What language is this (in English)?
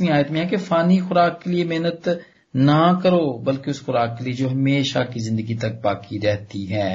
Punjabi